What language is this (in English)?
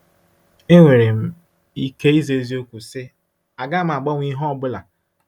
Igbo